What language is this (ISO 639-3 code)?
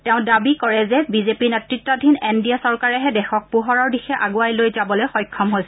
asm